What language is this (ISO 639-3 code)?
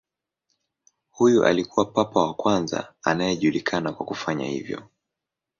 swa